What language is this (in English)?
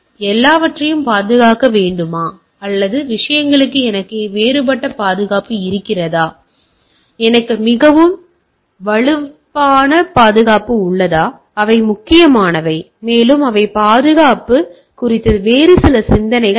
Tamil